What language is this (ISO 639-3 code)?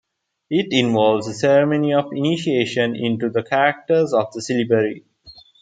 eng